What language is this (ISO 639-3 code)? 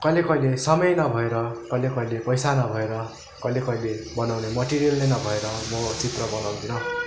nep